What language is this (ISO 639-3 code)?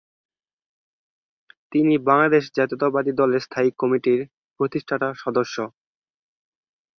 ben